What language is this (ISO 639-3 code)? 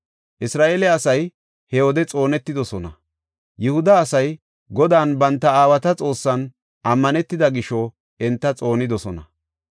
gof